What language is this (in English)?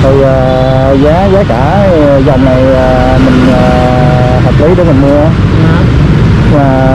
Vietnamese